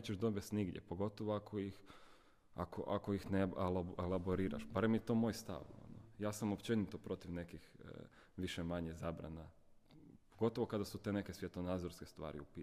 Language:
Croatian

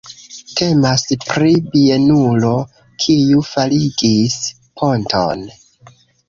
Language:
Esperanto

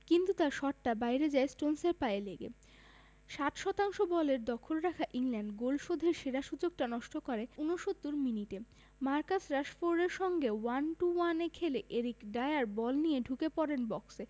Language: Bangla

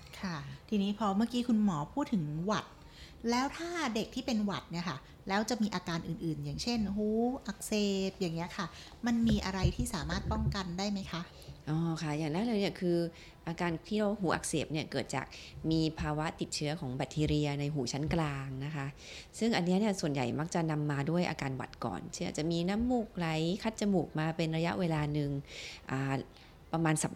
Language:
Thai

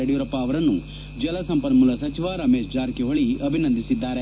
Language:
Kannada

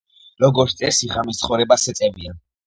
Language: Georgian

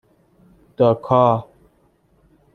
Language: Persian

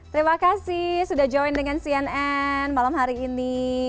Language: Indonesian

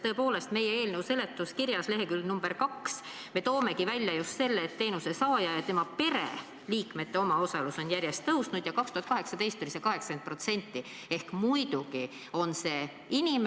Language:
Estonian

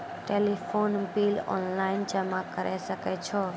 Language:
Maithili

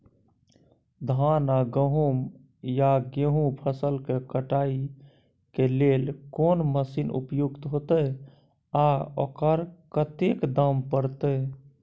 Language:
Maithili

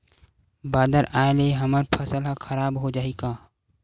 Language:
Chhattisgarhi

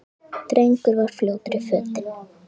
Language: Icelandic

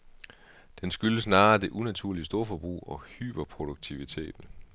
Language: Danish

